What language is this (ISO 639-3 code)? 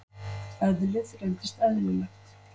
isl